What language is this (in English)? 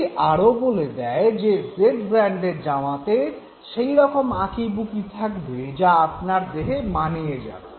Bangla